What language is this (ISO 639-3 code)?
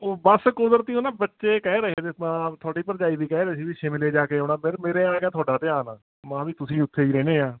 pan